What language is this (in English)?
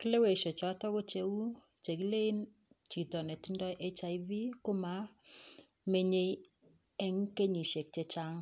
Kalenjin